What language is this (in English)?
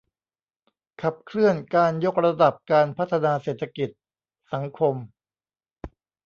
Thai